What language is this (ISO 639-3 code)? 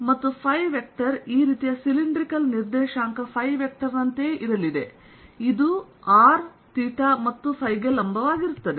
kan